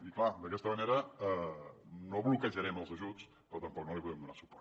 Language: Catalan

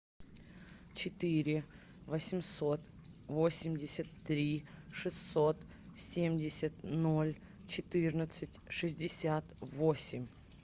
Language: Russian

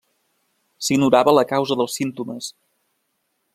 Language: Catalan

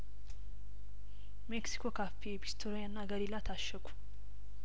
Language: Amharic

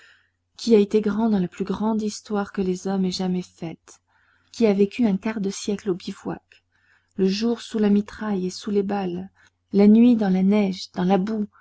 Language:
French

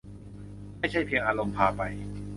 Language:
Thai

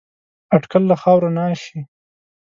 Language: Pashto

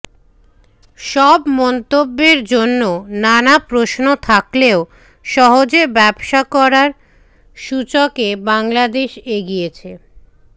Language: Bangla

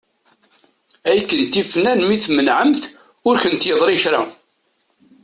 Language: Kabyle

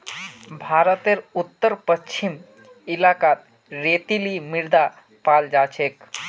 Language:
Magahi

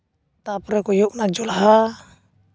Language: Santali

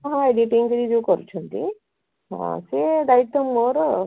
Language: Odia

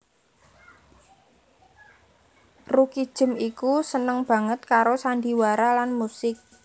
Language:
Javanese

